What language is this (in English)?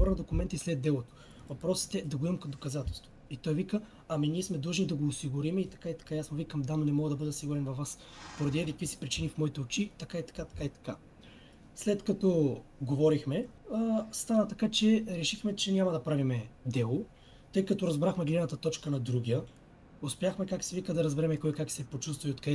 Bulgarian